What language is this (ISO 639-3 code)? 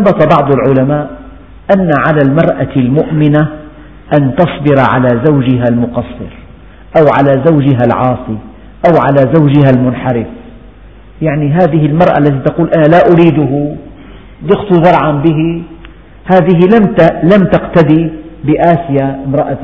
ara